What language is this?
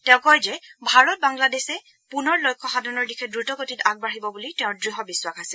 Assamese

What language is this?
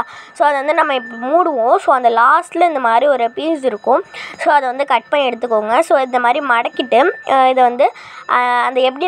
Thai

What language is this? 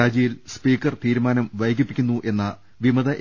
Malayalam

